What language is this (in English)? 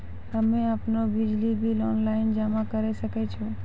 Maithili